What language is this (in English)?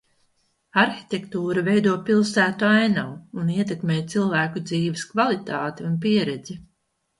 Latvian